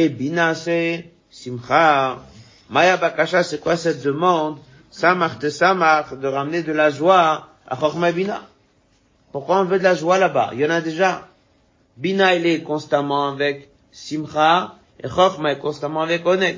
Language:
French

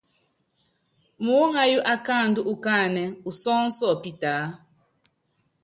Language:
Yangben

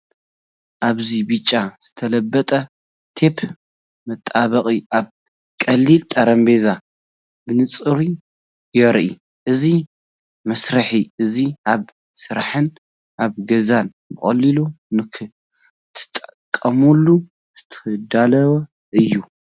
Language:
Tigrinya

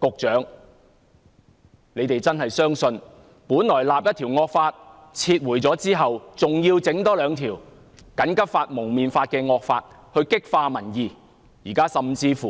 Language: Cantonese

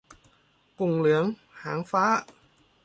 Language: Thai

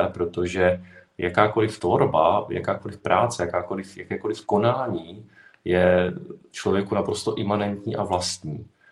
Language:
Czech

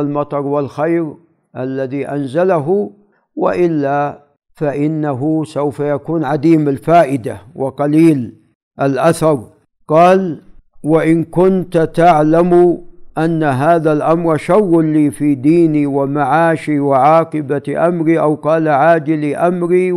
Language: Arabic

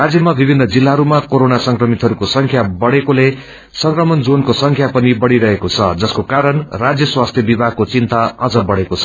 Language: Nepali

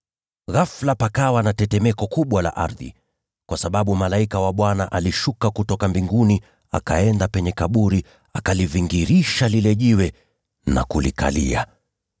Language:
Swahili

